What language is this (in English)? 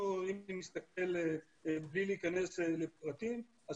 Hebrew